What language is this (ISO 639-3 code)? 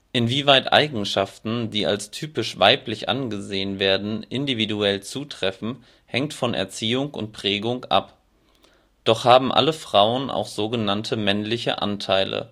deu